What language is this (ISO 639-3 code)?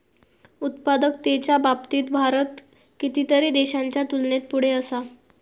mar